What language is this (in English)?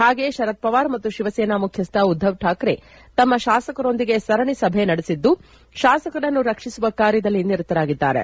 Kannada